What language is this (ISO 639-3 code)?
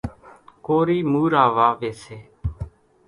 gjk